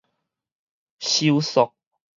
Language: Min Nan Chinese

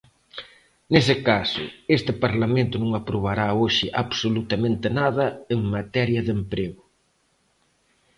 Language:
Galician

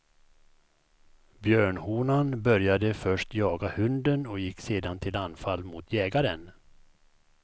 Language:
Swedish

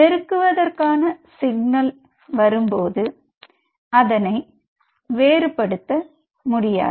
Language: Tamil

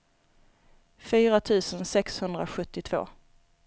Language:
Swedish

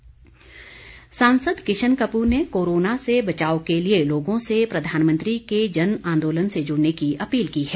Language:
Hindi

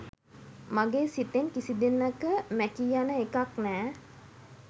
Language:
Sinhala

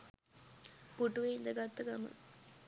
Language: Sinhala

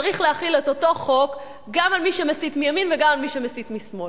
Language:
Hebrew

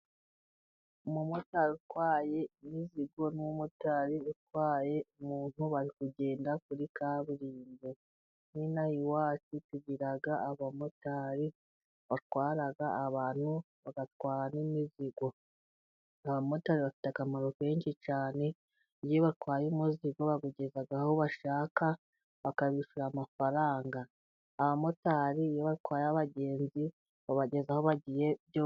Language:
Kinyarwanda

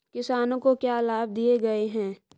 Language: Hindi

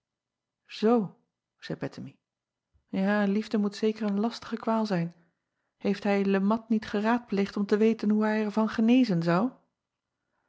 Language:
Dutch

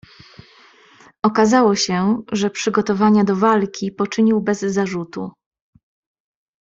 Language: Polish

